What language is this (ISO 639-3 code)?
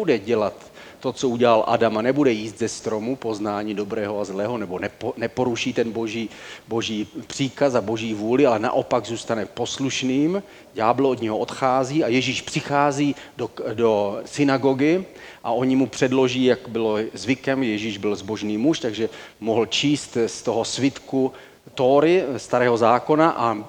ces